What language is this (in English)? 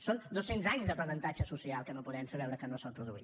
Catalan